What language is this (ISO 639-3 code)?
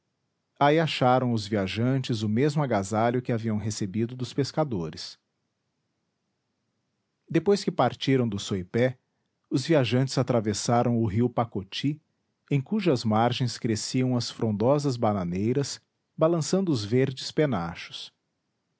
por